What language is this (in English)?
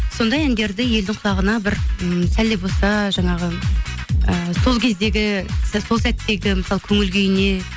Kazakh